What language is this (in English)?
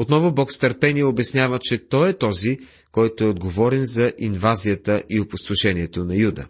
Bulgarian